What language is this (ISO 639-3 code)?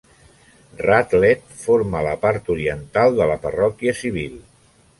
cat